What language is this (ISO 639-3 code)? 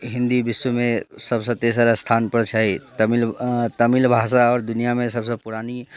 mai